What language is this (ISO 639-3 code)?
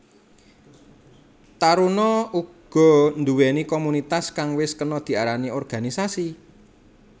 jav